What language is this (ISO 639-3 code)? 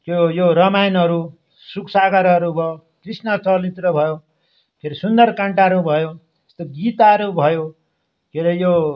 nep